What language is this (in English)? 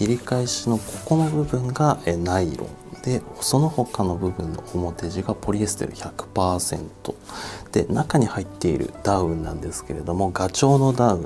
Japanese